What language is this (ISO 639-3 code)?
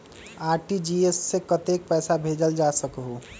mag